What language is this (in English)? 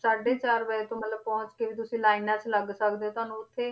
Punjabi